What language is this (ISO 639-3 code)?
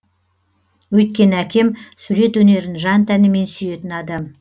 kaz